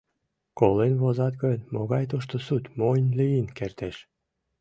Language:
Mari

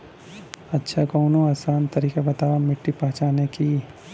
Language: Bhojpuri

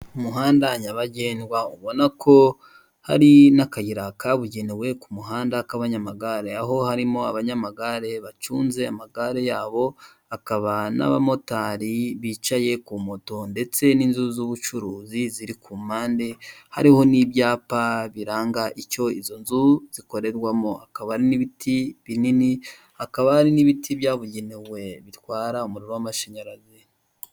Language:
Kinyarwanda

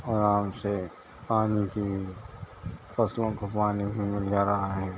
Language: Urdu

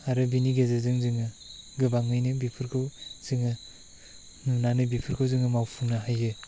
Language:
Bodo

